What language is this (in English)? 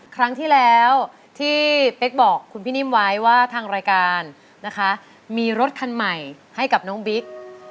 Thai